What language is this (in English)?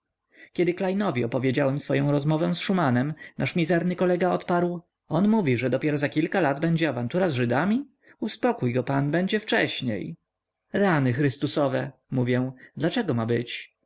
Polish